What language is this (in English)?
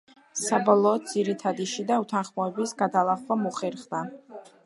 Georgian